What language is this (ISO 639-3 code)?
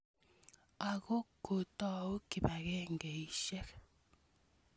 kln